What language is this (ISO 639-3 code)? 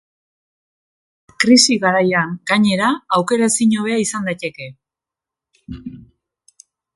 eus